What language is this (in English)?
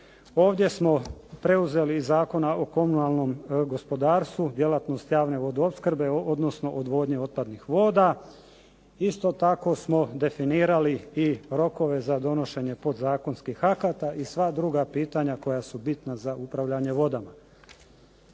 Croatian